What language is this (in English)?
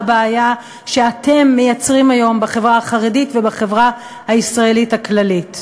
Hebrew